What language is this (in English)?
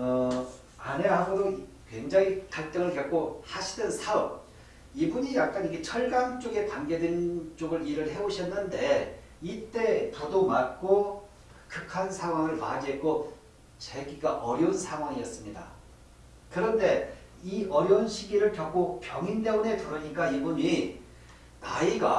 Korean